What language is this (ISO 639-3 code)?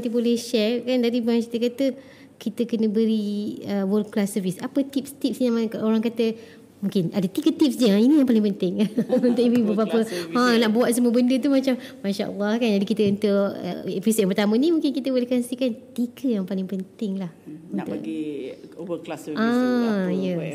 msa